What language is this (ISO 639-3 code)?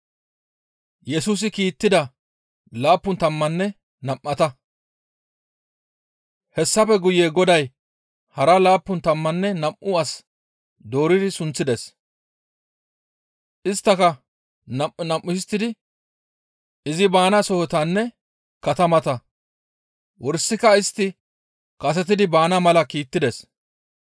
gmv